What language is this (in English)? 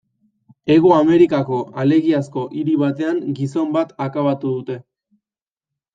Basque